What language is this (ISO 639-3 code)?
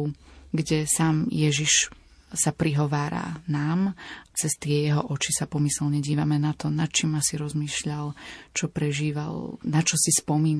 slk